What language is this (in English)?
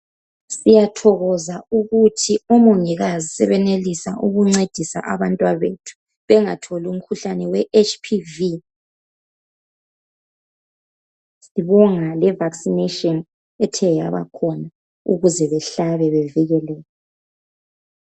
North Ndebele